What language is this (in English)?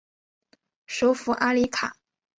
Chinese